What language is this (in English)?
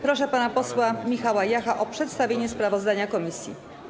Polish